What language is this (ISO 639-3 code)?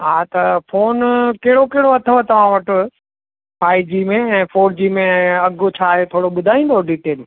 snd